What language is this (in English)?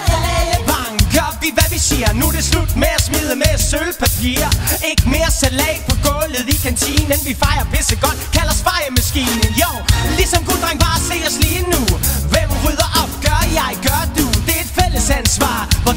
Danish